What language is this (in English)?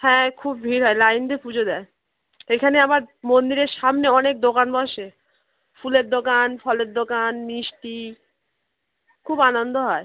Bangla